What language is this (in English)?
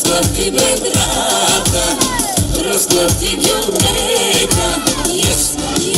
Polish